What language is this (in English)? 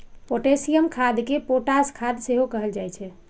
Maithili